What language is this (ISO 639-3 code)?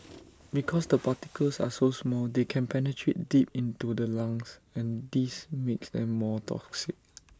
eng